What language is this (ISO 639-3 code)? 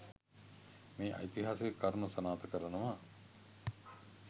sin